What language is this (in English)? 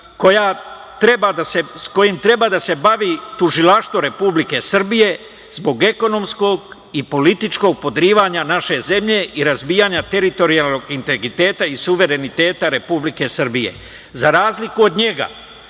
Serbian